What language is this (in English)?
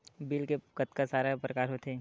Chhattisgarhi